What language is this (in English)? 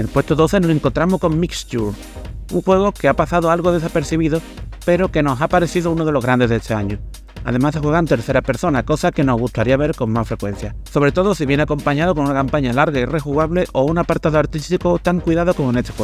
Spanish